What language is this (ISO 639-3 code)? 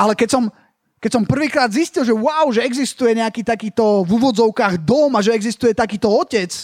slk